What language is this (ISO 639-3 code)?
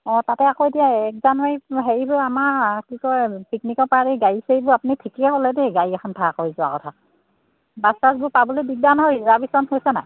asm